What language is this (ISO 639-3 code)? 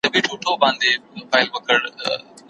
pus